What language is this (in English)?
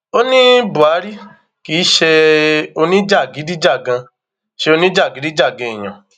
Yoruba